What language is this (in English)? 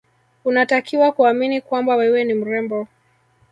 Swahili